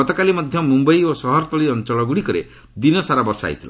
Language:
Odia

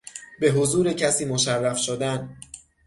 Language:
Persian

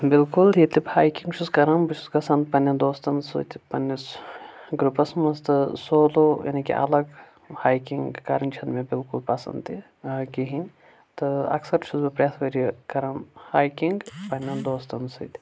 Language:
Kashmiri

